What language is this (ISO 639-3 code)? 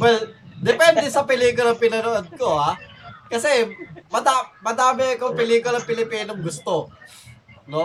fil